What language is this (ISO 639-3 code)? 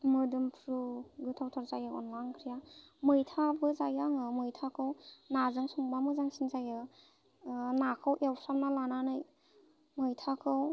brx